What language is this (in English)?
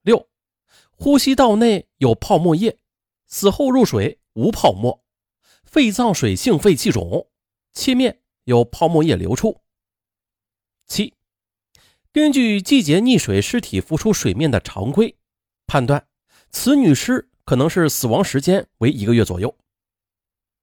Chinese